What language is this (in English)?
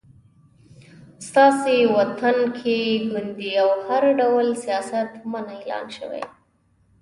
Pashto